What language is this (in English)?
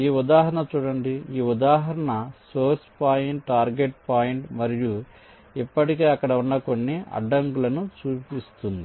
Telugu